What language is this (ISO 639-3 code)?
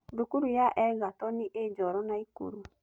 kik